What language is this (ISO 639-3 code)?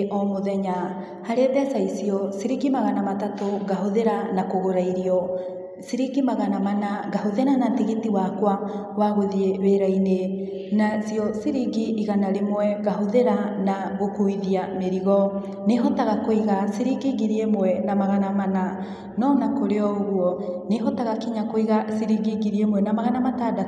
kik